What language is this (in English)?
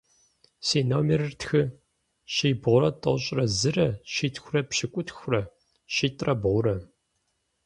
Kabardian